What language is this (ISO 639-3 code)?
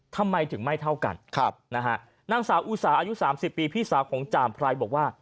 tha